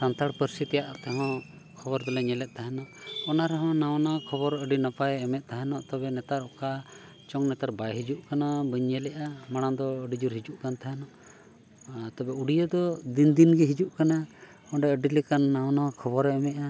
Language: Santali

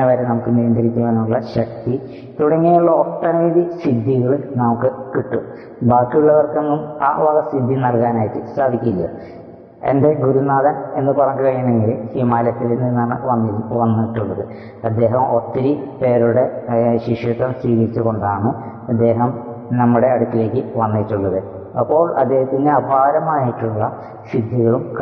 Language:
Malayalam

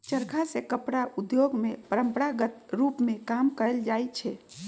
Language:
Magahi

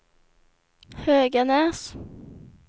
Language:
Swedish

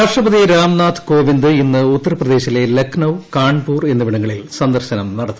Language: Malayalam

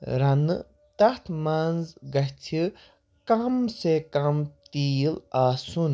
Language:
Kashmiri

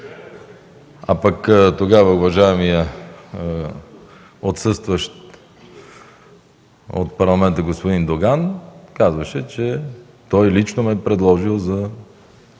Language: Bulgarian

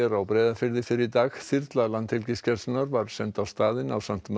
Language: Icelandic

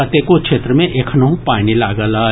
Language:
Maithili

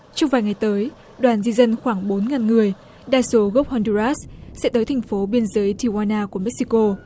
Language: Vietnamese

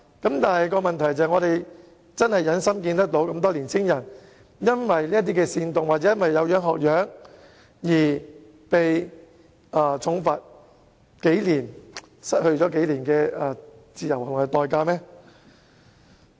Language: Cantonese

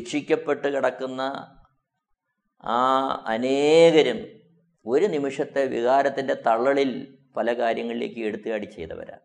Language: Malayalam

